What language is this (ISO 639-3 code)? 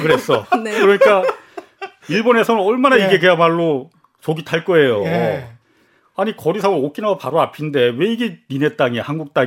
kor